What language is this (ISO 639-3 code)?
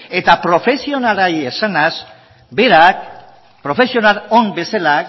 eus